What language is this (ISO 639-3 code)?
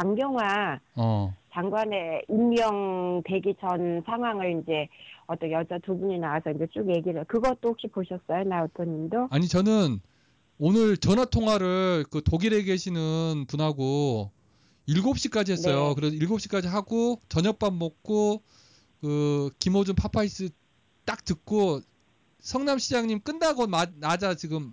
kor